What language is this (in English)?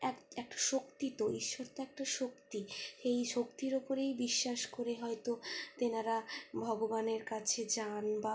Bangla